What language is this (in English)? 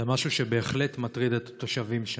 Hebrew